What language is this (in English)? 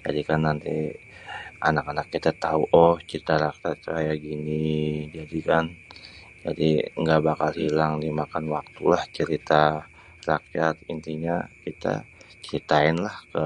Betawi